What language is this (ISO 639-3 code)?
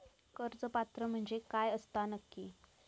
mar